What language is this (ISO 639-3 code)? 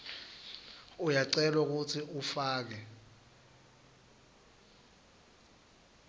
ssw